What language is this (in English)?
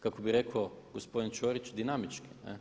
Croatian